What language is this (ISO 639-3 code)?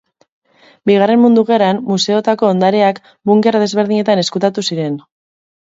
eus